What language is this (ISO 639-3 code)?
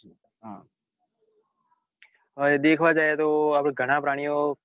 guj